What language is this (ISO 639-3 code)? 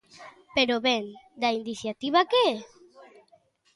glg